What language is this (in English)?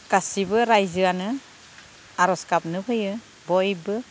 Bodo